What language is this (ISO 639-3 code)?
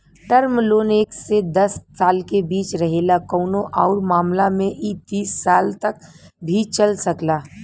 bho